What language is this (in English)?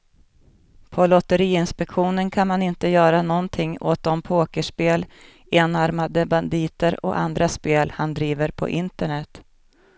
Swedish